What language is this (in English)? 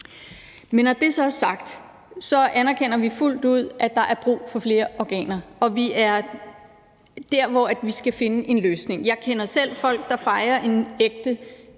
Danish